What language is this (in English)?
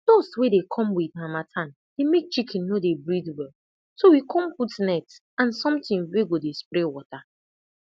Nigerian Pidgin